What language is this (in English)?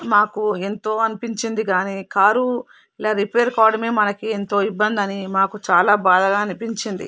Telugu